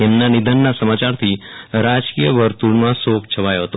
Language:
Gujarati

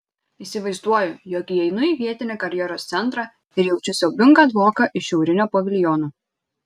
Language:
Lithuanian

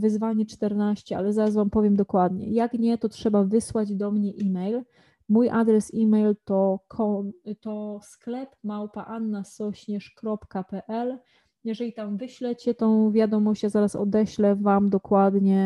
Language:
Polish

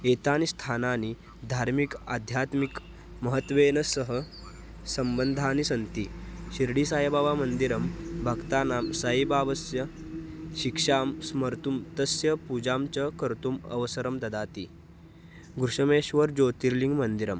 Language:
Sanskrit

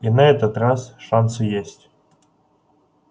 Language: Russian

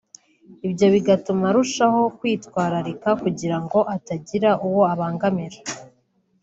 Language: Kinyarwanda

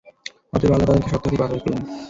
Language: Bangla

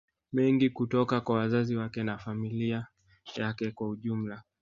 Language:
Swahili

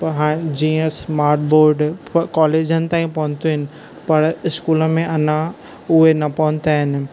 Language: Sindhi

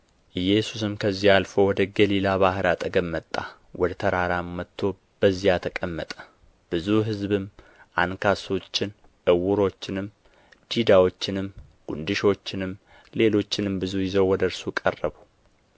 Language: Amharic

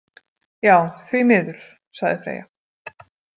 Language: Icelandic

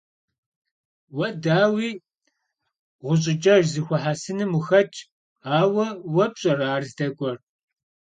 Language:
Kabardian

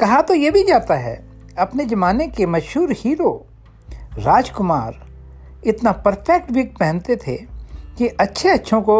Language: Hindi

